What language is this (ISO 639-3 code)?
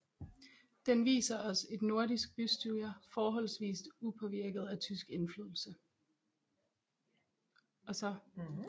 dan